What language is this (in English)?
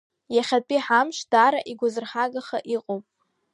Abkhazian